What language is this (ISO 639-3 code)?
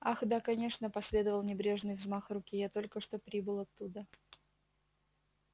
rus